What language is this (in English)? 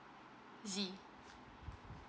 English